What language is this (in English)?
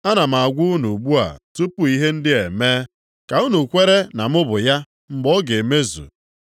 Igbo